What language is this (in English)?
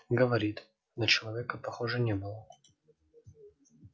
Russian